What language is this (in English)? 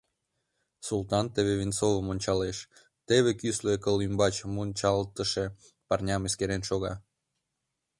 Mari